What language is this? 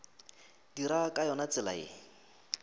Northern Sotho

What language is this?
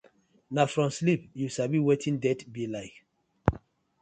Nigerian Pidgin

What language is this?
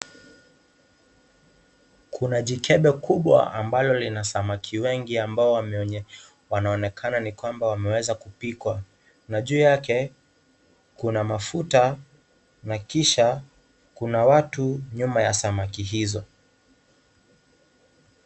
Swahili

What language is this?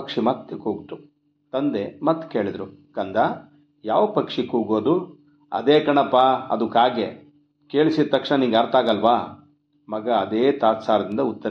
Kannada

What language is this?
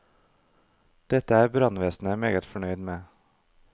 Norwegian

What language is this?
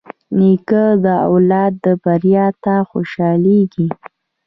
Pashto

